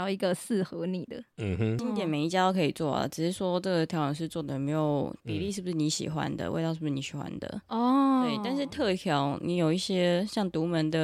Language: Chinese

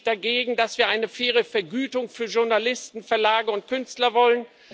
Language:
German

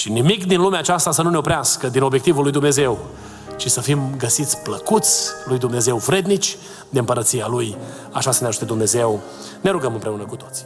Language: Romanian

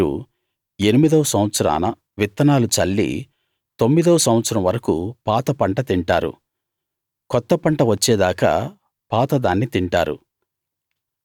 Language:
Telugu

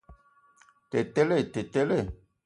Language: Ewondo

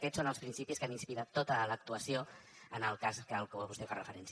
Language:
Catalan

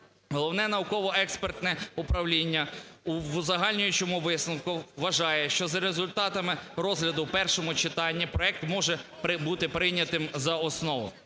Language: Ukrainian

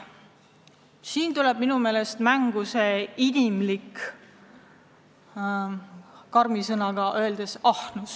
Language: Estonian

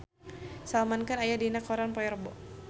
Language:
Sundanese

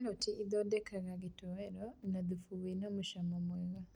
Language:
Kikuyu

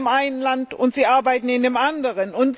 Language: German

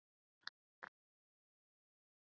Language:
Icelandic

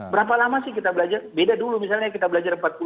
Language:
Indonesian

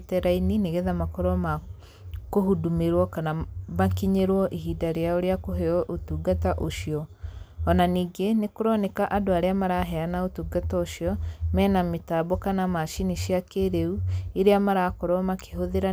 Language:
Kikuyu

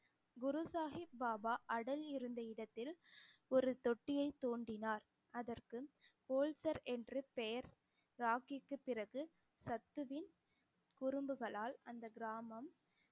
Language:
Tamil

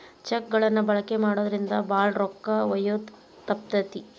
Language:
Kannada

